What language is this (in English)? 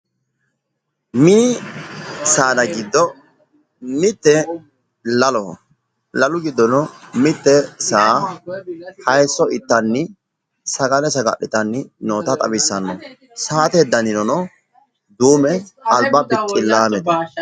Sidamo